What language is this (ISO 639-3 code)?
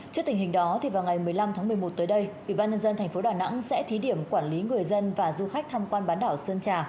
vie